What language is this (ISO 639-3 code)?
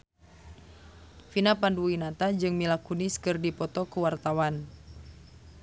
sun